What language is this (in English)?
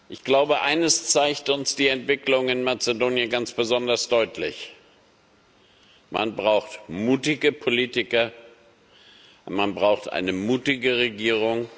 German